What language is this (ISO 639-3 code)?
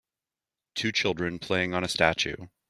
eng